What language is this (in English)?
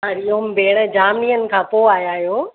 Sindhi